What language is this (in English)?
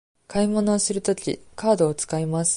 Japanese